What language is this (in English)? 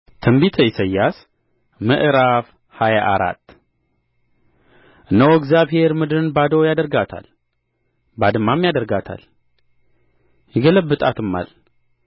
Amharic